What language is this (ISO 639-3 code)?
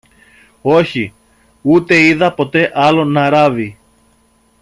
ell